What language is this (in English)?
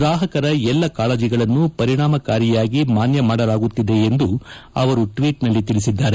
Kannada